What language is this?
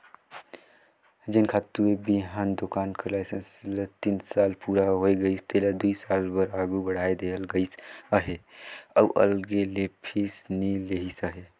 Chhattisgarhi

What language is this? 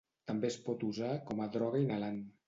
Catalan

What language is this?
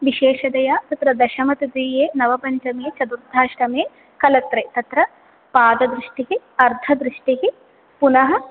Sanskrit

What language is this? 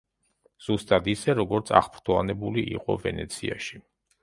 Georgian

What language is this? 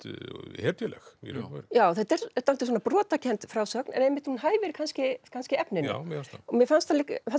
Icelandic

